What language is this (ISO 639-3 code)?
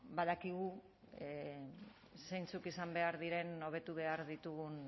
eus